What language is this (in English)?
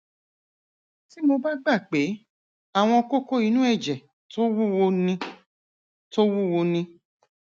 Yoruba